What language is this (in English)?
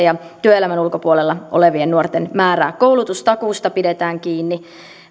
Finnish